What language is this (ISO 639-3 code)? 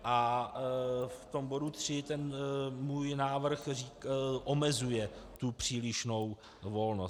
ces